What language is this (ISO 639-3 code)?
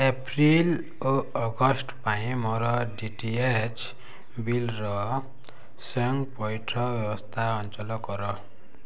ori